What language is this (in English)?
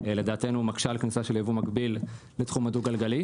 Hebrew